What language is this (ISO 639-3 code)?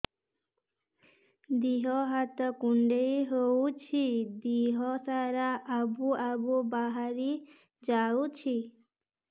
ori